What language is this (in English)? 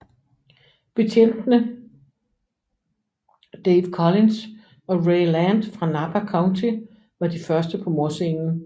Danish